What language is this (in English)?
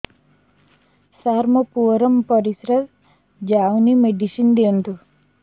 Odia